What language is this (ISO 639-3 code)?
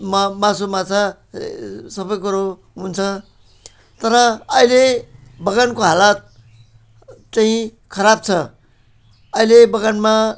nep